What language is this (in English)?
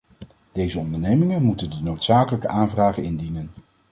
Dutch